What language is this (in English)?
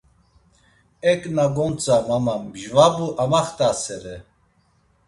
Laz